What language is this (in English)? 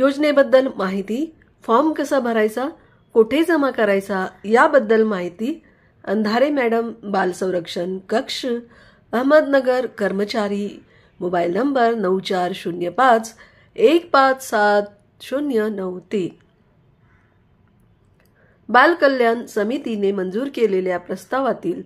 Marathi